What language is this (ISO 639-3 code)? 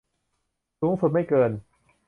tha